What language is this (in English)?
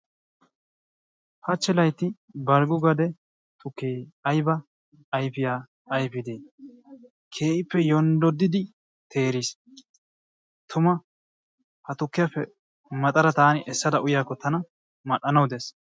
Wolaytta